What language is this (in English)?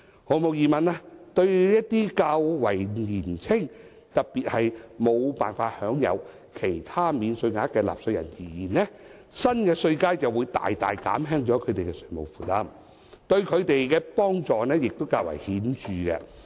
Cantonese